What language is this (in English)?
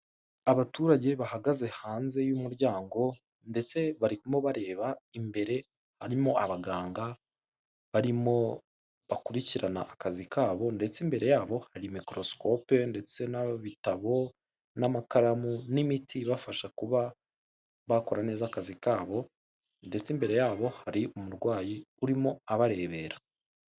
Kinyarwanda